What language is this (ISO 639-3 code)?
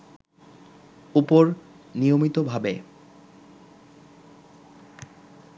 ben